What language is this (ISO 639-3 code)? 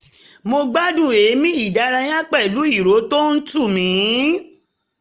yor